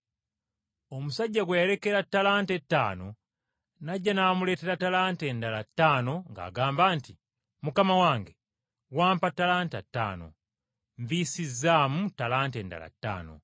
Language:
Ganda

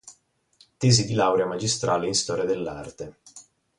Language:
Italian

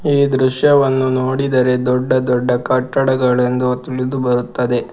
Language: Kannada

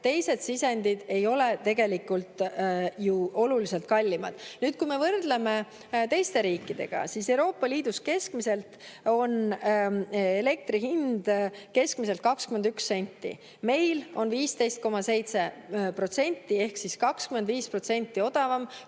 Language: Estonian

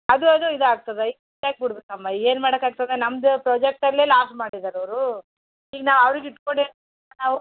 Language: Kannada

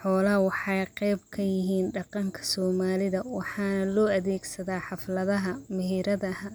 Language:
Somali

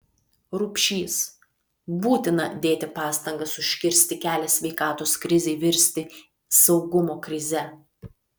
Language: Lithuanian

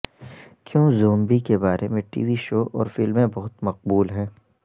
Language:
Urdu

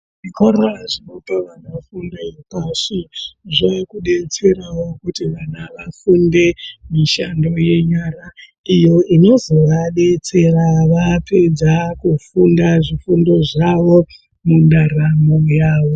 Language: Ndau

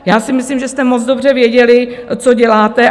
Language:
Czech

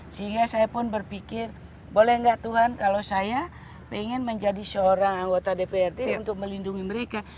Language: Indonesian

